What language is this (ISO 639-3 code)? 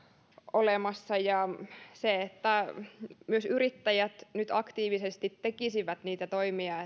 fin